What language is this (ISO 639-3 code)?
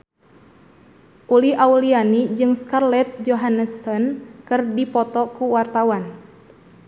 sun